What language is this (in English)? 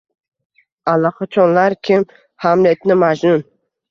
Uzbek